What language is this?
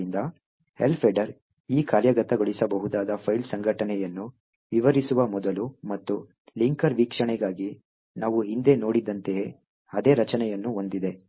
Kannada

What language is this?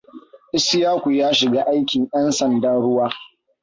Hausa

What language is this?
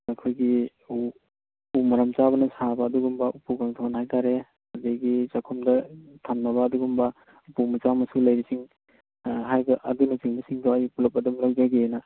Manipuri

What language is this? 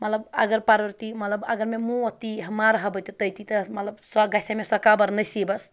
Kashmiri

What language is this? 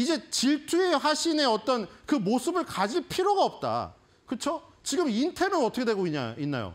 Korean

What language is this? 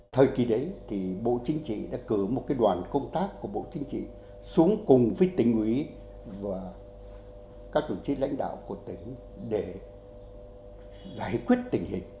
Vietnamese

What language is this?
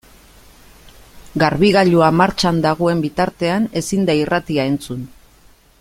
Basque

